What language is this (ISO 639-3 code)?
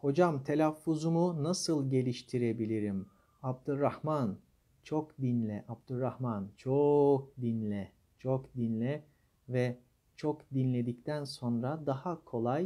tur